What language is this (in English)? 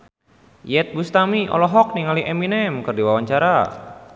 Sundanese